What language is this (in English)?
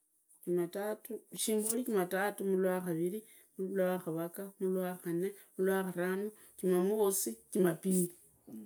Idakho-Isukha-Tiriki